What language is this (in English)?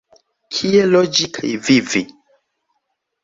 Esperanto